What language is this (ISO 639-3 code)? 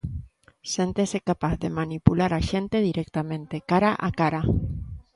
glg